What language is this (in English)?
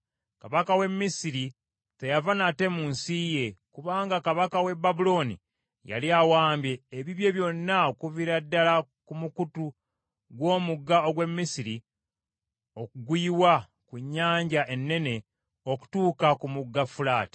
Ganda